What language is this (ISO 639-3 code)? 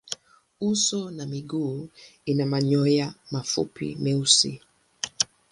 swa